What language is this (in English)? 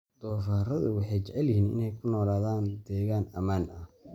Somali